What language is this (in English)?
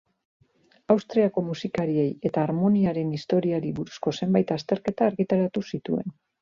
Basque